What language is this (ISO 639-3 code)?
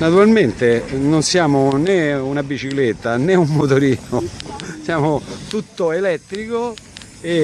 ita